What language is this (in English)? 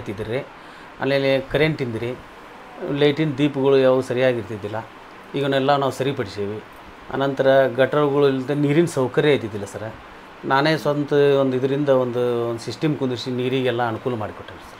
Kannada